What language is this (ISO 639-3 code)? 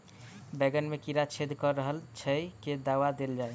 mai